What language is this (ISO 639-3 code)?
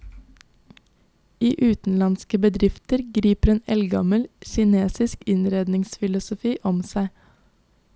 nor